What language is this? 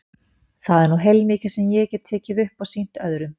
Icelandic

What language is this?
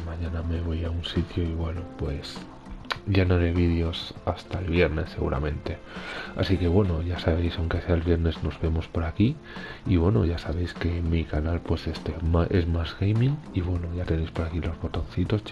Spanish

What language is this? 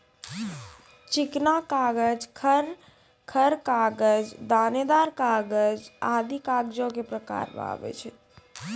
Maithili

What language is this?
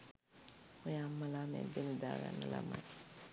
Sinhala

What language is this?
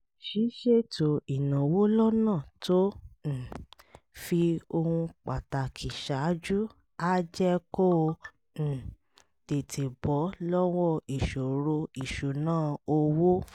Yoruba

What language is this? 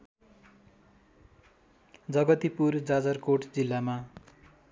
Nepali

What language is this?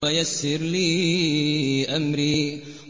Arabic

